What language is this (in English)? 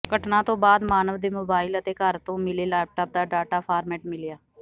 Punjabi